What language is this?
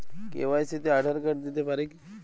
Bangla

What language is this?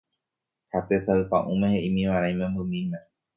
Guarani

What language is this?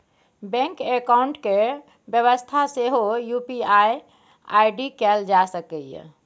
Maithili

